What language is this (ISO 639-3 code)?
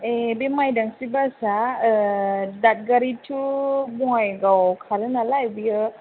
brx